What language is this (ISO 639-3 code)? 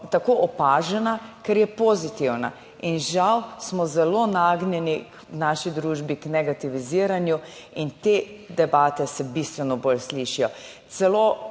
slv